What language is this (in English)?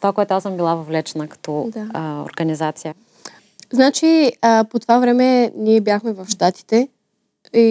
Bulgarian